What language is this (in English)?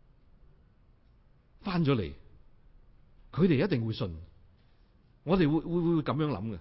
Chinese